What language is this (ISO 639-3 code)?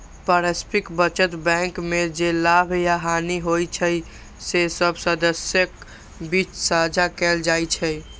mai